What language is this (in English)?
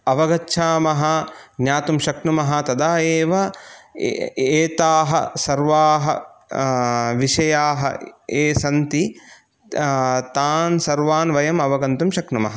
Sanskrit